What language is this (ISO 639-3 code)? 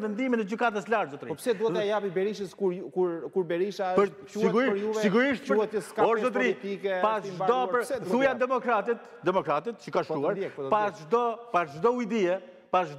ron